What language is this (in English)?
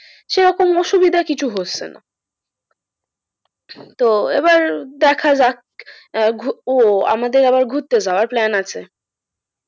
Bangla